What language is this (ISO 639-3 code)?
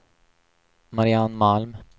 swe